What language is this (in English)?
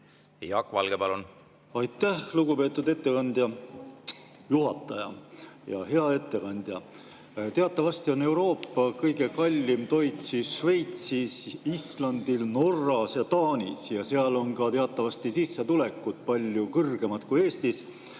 Estonian